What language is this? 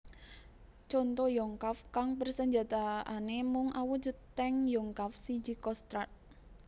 Javanese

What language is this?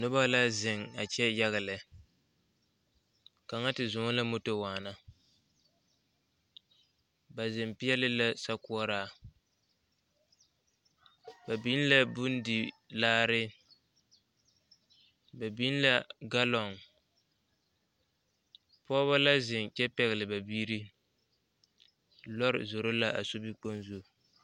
Southern Dagaare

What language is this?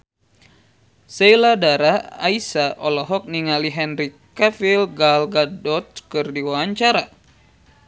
Sundanese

